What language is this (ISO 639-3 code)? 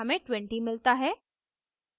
hin